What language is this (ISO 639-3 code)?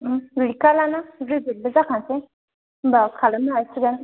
brx